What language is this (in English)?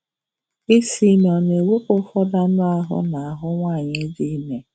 Igbo